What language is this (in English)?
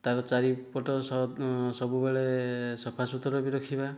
Odia